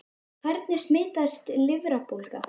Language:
Icelandic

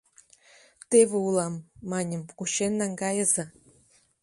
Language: Mari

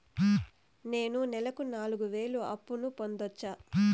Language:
Telugu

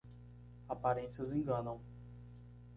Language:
Portuguese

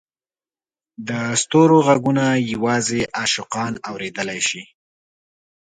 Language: Pashto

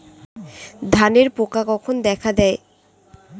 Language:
Bangla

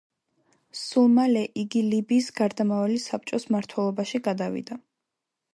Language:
Georgian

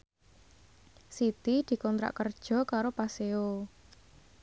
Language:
Javanese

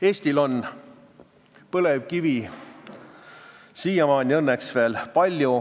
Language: Estonian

